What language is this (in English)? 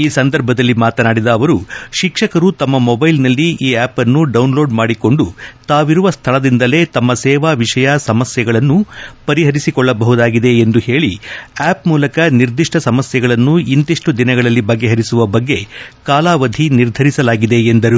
Kannada